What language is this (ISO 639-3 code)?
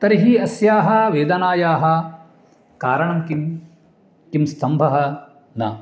san